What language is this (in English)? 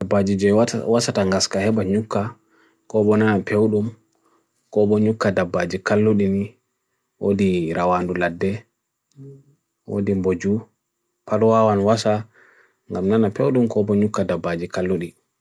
Bagirmi Fulfulde